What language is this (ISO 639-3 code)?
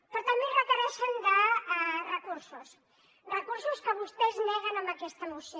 cat